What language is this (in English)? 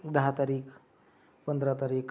Marathi